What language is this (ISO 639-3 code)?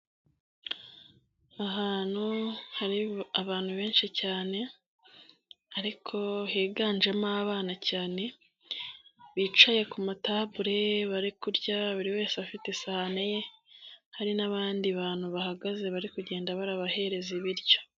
kin